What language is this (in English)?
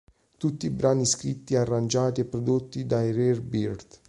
Italian